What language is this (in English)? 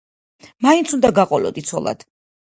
Georgian